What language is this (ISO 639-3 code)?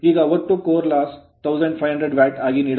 kan